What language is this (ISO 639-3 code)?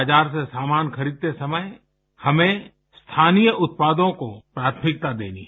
hin